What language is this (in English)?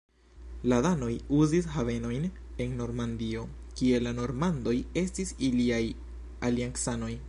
Esperanto